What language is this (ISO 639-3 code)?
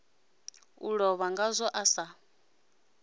ven